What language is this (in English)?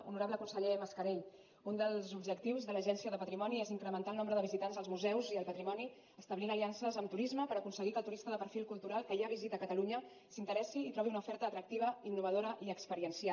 Catalan